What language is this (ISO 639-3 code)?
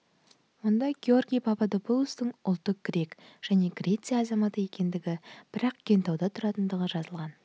kaz